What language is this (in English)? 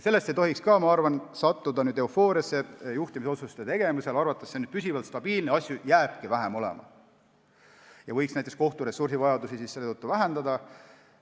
Estonian